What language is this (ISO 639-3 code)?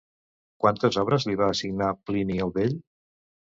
cat